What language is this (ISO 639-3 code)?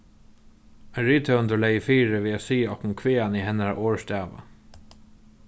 fao